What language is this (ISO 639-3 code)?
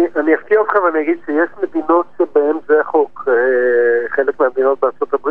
heb